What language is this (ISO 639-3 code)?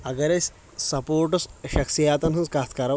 kas